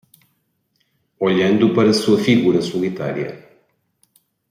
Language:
Portuguese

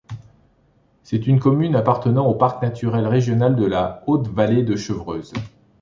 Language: French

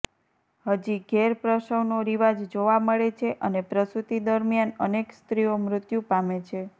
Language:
Gujarati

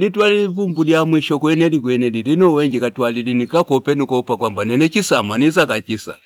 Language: Fipa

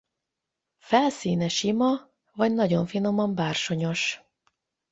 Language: Hungarian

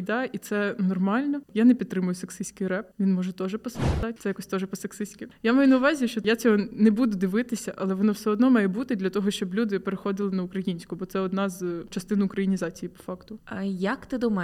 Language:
Ukrainian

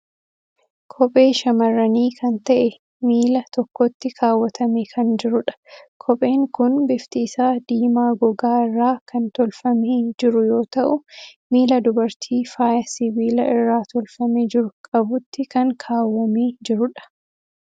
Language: Oromo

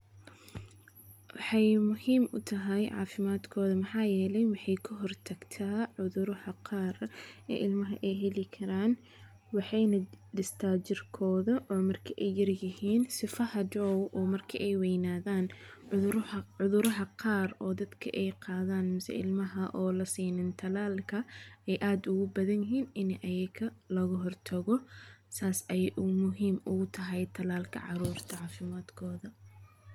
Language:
Somali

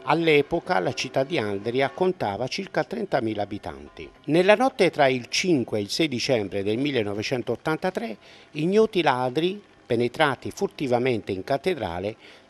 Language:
Italian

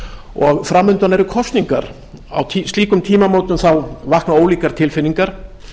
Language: Icelandic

